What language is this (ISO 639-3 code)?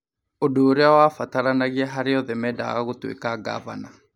kik